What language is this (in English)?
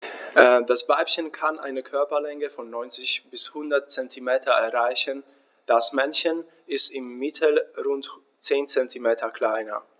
German